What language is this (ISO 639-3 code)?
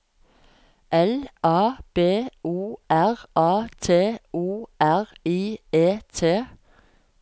nor